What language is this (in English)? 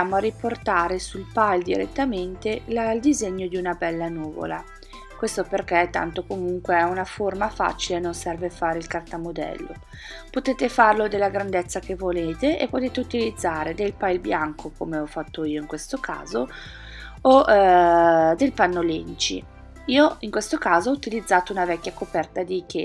Italian